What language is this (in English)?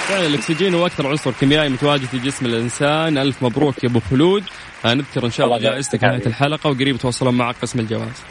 Arabic